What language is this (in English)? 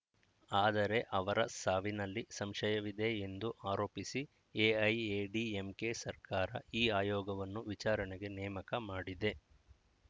Kannada